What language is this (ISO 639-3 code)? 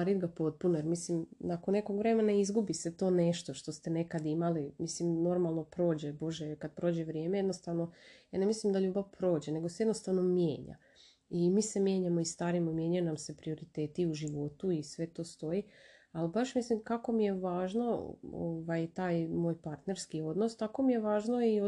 hrv